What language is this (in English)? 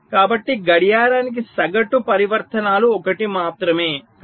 Telugu